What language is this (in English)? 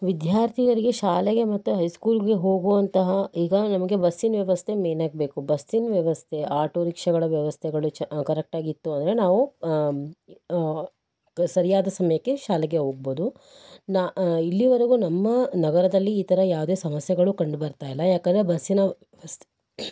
Kannada